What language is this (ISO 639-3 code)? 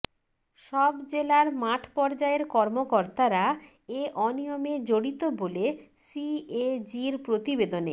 ben